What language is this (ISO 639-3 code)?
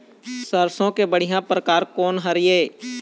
hne